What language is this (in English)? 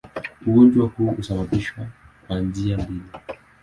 Swahili